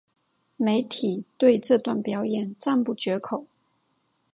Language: Chinese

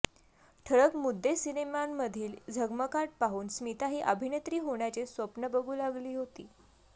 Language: Marathi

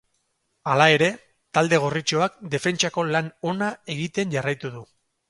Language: Basque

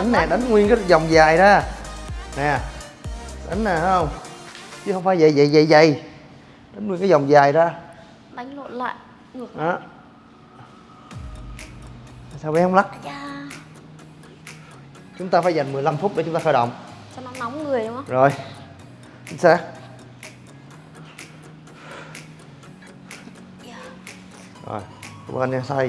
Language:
Vietnamese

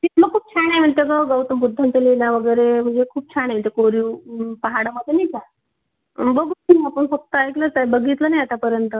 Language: Marathi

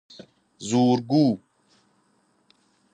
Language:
Persian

